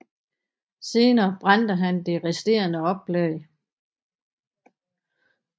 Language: Danish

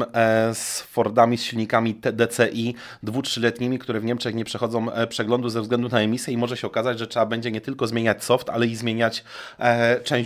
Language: Polish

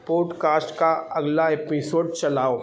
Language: Urdu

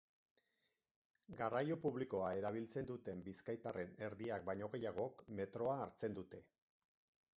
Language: Basque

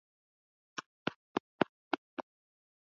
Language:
Swahili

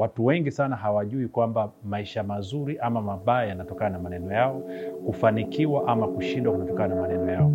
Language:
Swahili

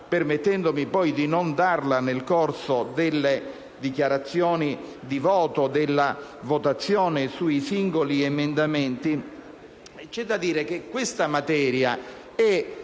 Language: Italian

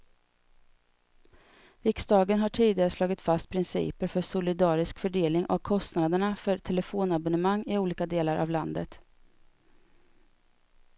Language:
Swedish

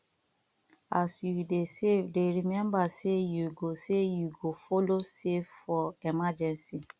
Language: Nigerian Pidgin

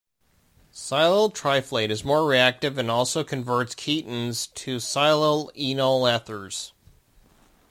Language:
English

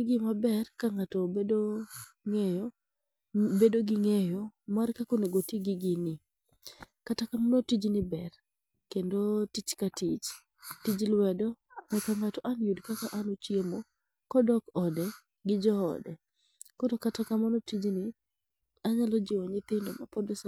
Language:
Luo (Kenya and Tanzania)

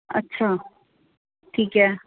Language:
Punjabi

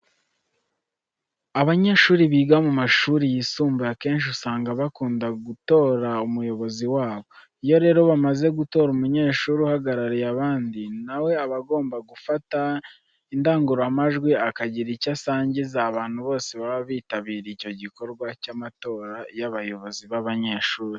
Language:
Kinyarwanda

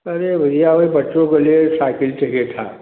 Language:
Hindi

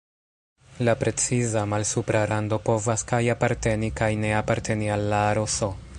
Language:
Esperanto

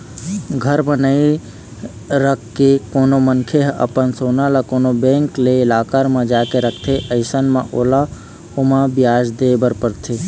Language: Chhattisgarhi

